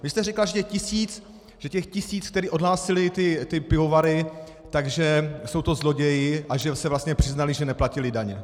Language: Czech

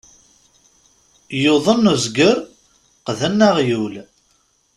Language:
Kabyle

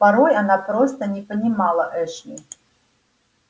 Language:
Russian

